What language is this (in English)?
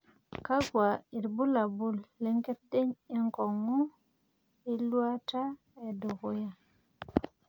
Masai